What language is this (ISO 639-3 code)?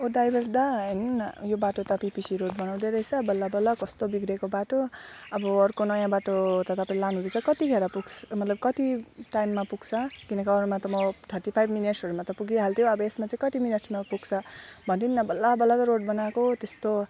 nep